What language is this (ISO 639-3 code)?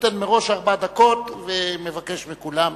heb